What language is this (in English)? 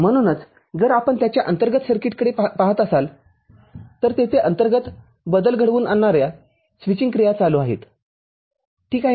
Marathi